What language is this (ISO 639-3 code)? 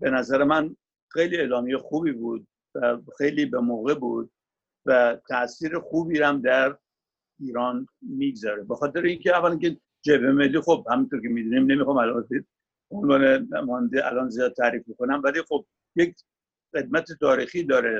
fas